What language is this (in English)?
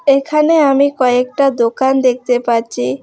Bangla